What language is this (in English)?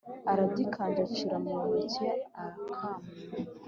Kinyarwanda